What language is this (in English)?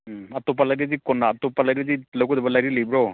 Manipuri